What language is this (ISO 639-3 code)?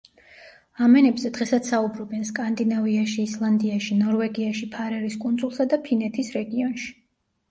kat